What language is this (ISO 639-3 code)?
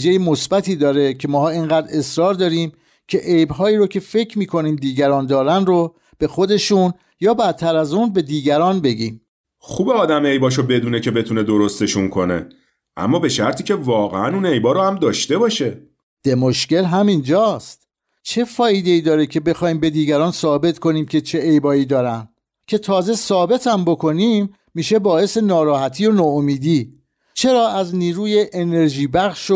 fas